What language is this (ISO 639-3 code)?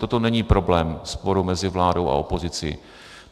ces